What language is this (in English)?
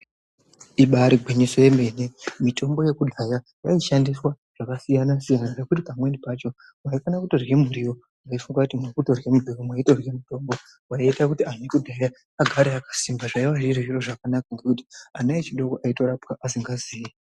Ndau